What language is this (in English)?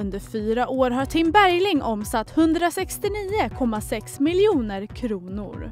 Swedish